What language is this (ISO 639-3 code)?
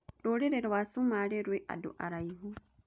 kik